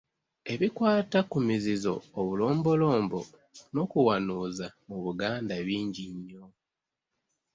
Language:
Ganda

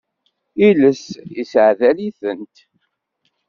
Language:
Kabyle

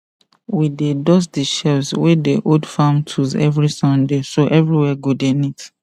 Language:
Nigerian Pidgin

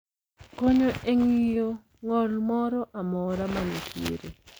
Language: Luo (Kenya and Tanzania)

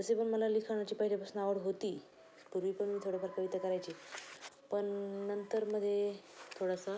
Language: Marathi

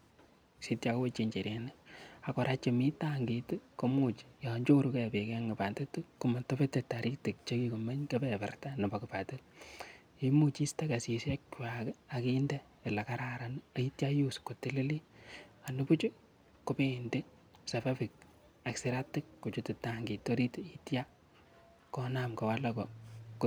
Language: Kalenjin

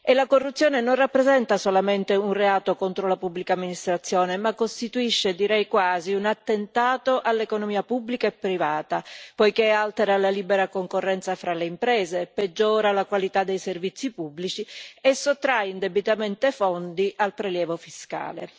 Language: Italian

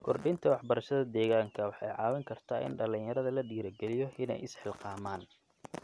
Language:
Somali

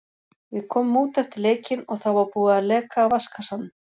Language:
Icelandic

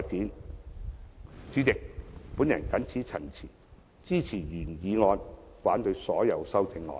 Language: Cantonese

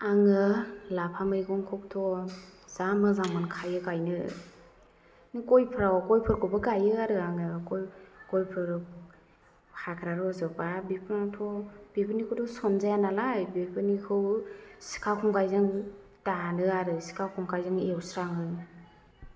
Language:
Bodo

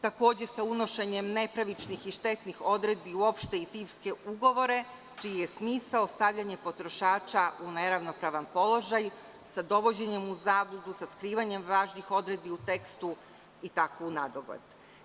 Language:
Serbian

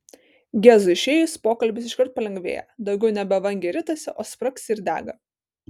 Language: Lithuanian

